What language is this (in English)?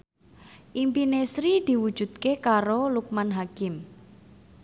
Javanese